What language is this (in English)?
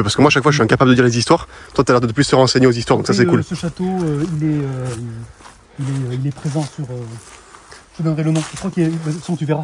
French